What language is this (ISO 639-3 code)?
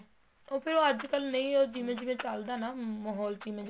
pan